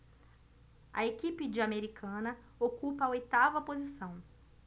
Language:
Portuguese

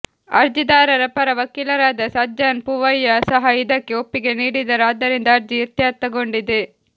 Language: Kannada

